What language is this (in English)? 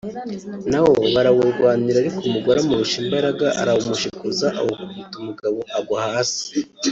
Kinyarwanda